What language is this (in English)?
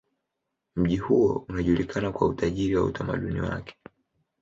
Swahili